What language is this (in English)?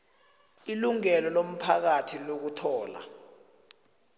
South Ndebele